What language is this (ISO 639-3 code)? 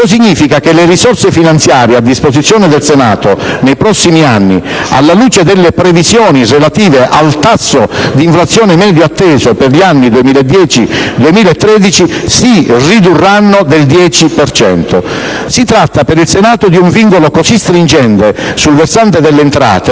ita